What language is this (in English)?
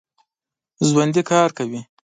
Pashto